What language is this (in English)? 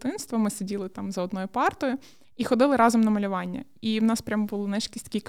Ukrainian